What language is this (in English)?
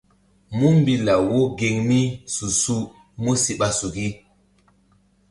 Mbum